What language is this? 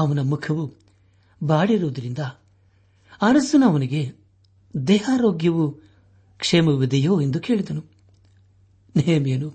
Kannada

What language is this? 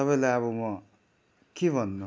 Nepali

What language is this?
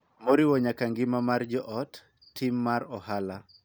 Luo (Kenya and Tanzania)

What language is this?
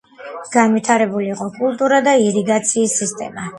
Georgian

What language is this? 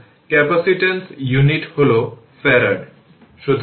Bangla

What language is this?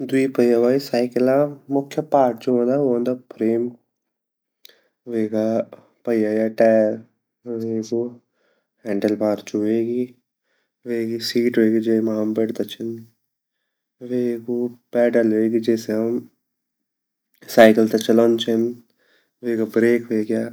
Garhwali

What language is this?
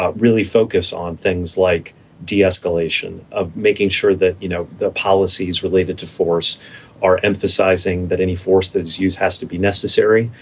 English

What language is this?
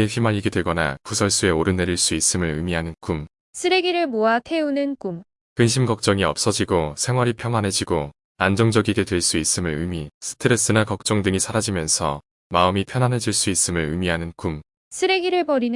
Korean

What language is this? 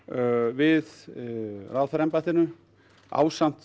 Icelandic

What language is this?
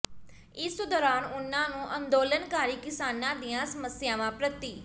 Punjabi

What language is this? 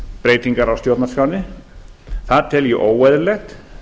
Icelandic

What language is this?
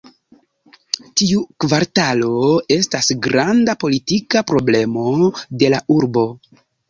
Esperanto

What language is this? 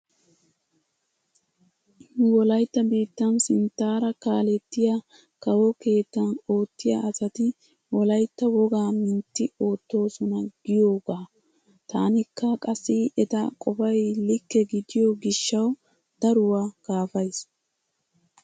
Wolaytta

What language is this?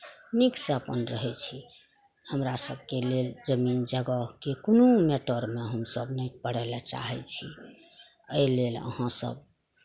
Maithili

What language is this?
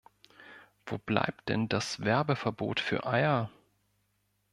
German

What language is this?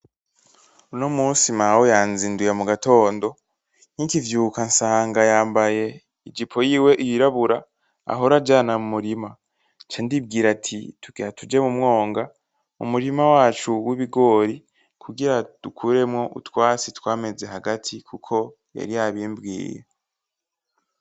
Rundi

